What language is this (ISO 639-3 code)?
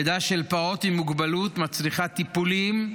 heb